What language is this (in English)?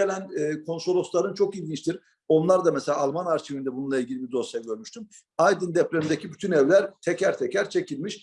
Turkish